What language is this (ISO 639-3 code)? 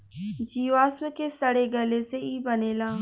bho